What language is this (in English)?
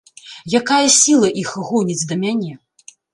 Belarusian